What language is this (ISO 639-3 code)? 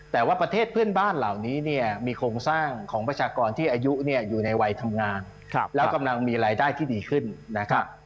tha